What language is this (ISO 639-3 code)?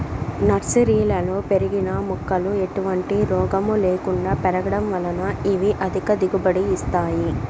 tel